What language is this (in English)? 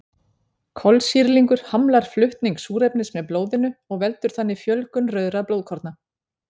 Icelandic